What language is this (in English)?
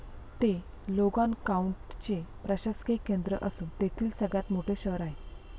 Marathi